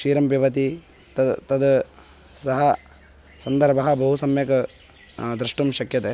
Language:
Sanskrit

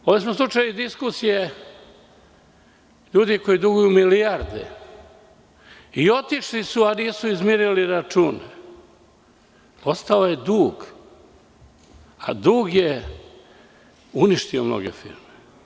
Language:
Serbian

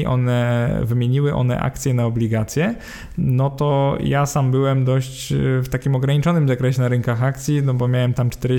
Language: Polish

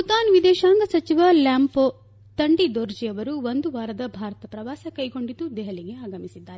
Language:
Kannada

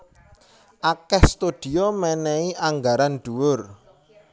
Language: Javanese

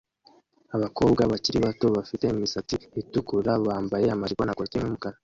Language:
Kinyarwanda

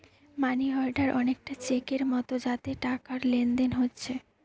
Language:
Bangla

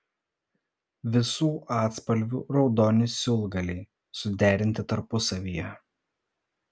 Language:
Lithuanian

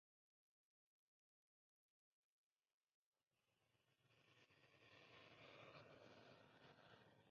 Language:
Spanish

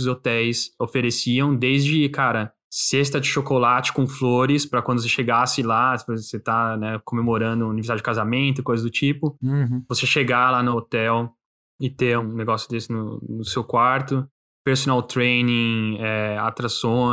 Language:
Portuguese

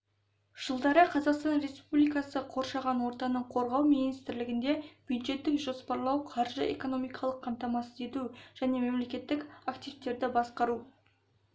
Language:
Kazakh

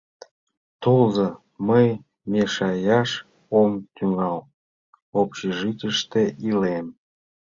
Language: Mari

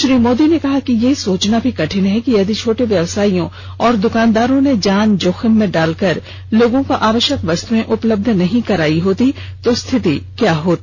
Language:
Hindi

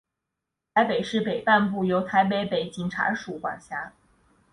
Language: Chinese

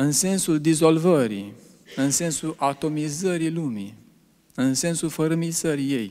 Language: Romanian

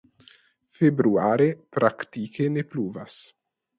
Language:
Esperanto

